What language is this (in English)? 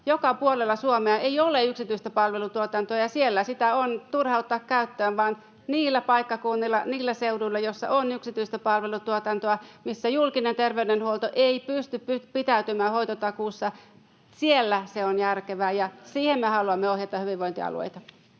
Finnish